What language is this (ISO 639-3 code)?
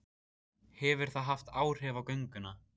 isl